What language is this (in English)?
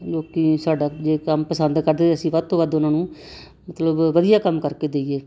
Punjabi